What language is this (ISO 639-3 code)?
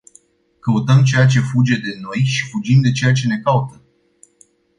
ron